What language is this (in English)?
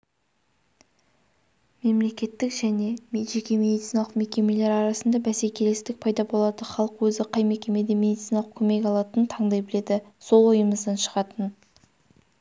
Kazakh